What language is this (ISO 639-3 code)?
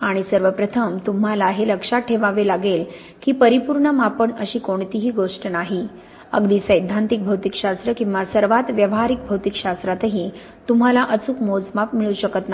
mar